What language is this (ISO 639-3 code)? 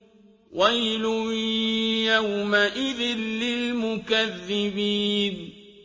ara